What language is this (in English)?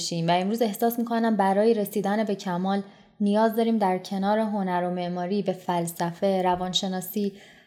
Persian